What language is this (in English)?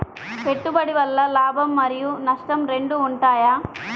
Telugu